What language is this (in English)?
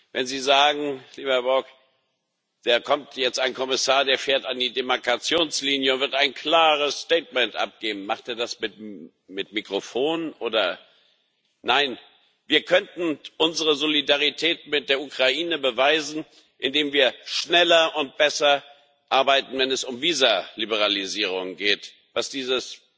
German